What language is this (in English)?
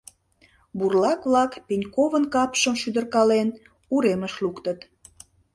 Mari